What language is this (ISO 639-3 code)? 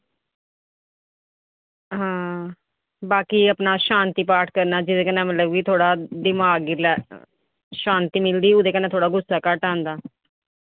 doi